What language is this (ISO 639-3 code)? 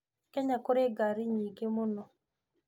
kik